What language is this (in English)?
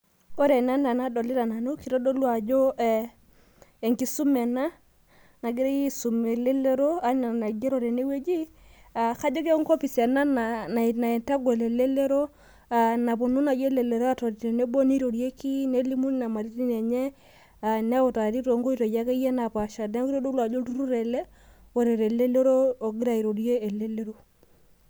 Masai